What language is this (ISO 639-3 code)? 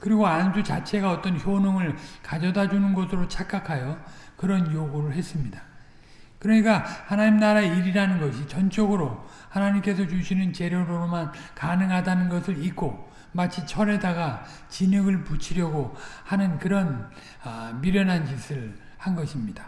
kor